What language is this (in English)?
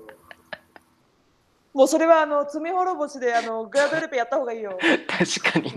Japanese